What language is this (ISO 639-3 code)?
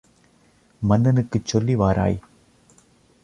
tam